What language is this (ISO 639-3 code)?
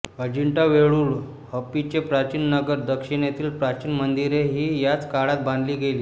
mar